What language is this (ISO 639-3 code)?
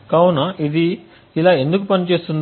tel